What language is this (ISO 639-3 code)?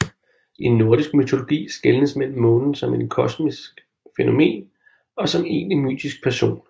dan